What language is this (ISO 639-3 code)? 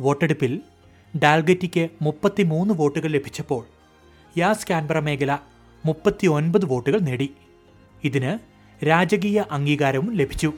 mal